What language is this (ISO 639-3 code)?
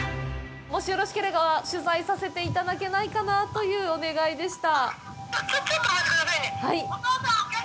jpn